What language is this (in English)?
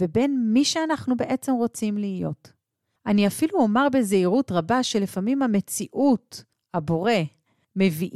Hebrew